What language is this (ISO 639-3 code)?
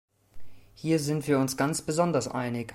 deu